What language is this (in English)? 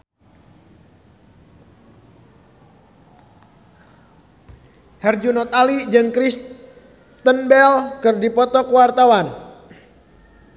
Sundanese